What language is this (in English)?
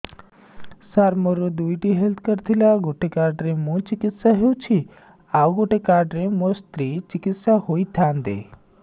Odia